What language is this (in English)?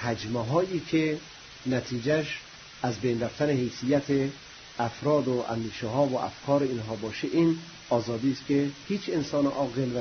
Persian